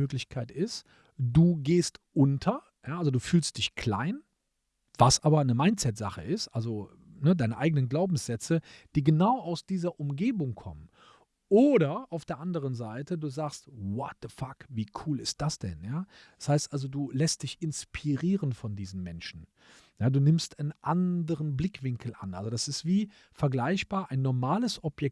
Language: German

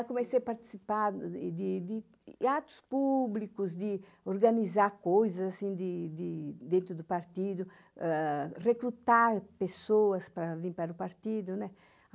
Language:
Portuguese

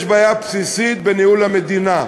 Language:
Hebrew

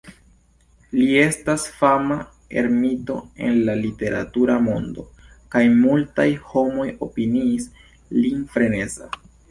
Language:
Esperanto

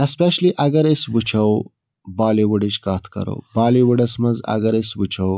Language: Kashmiri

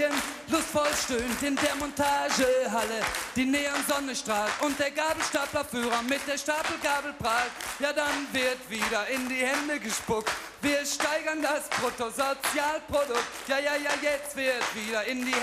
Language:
Danish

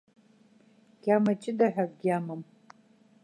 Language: Abkhazian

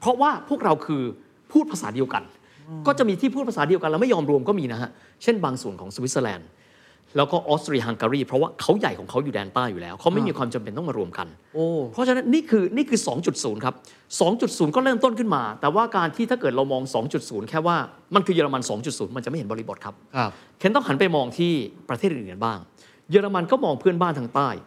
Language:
Thai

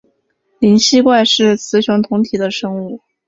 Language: Chinese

